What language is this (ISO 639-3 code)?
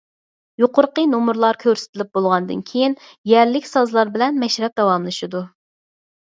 uig